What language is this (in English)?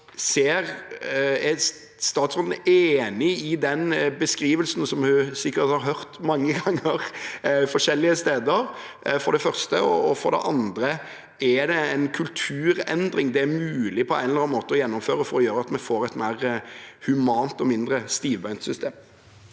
Norwegian